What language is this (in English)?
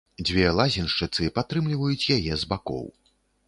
Belarusian